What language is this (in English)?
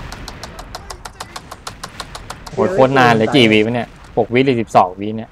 Thai